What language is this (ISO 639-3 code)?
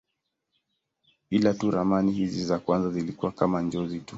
swa